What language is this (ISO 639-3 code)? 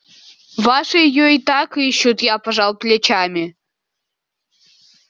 rus